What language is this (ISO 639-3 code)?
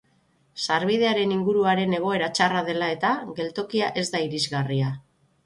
eus